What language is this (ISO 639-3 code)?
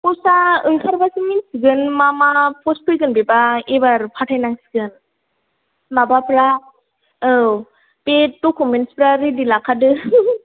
brx